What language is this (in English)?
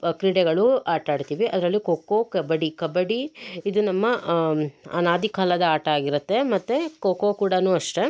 Kannada